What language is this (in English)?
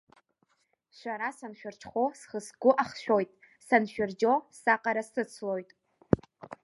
Abkhazian